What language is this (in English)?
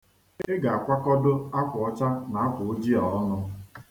Igbo